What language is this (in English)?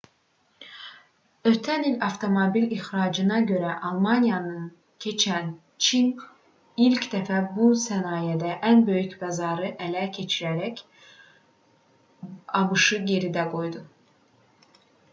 Azerbaijani